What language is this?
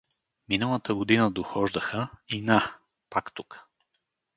Bulgarian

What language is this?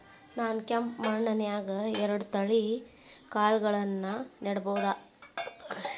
Kannada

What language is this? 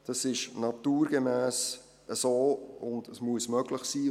Swiss German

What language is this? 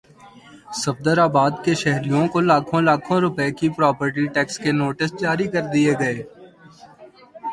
Urdu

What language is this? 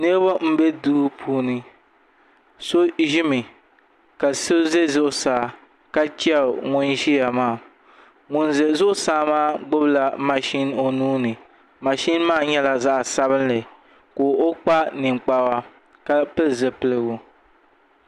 Dagbani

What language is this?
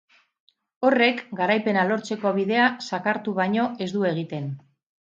Basque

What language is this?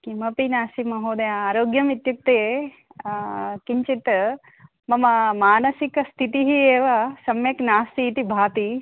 Sanskrit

